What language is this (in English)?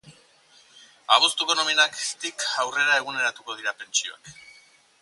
Basque